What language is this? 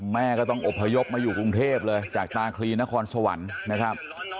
Thai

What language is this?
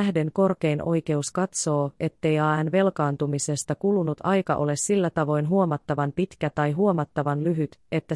Finnish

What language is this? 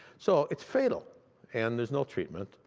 English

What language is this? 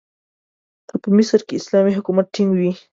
Pashto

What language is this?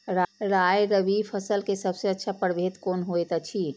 Maithili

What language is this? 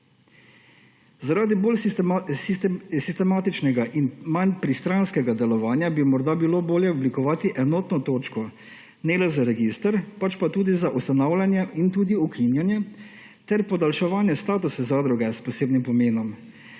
Slovenian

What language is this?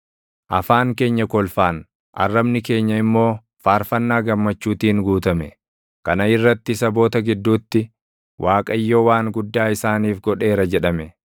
Oromo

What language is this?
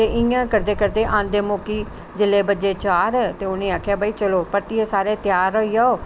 Dogri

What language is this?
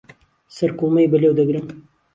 Central Kurdish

